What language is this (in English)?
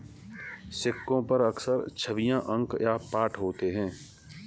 Hindi